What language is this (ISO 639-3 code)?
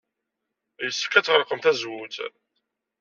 kab